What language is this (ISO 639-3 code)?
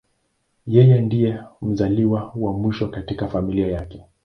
swa